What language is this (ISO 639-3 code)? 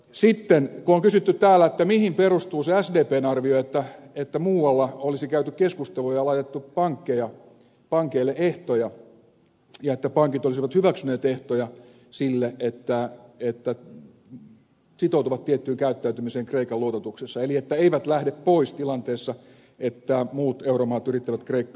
fin